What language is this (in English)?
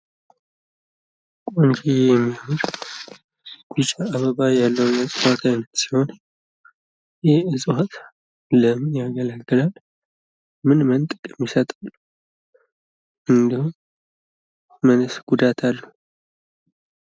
Amharic